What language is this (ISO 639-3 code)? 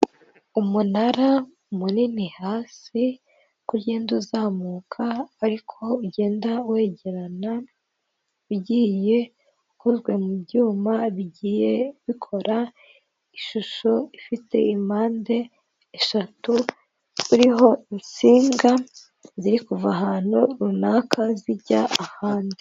kin